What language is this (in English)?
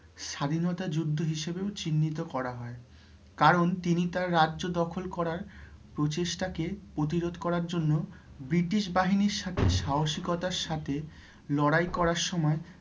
Bangla